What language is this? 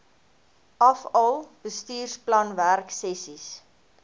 Afrikaans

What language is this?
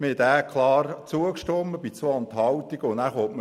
Swiss German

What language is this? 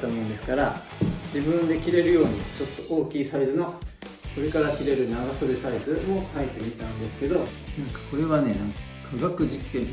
Japanese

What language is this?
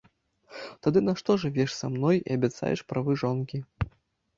Belarusian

